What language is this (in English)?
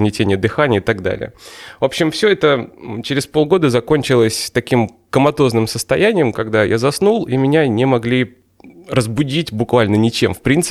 Russian